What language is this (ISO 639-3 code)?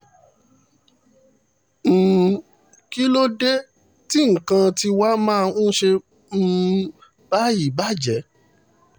yor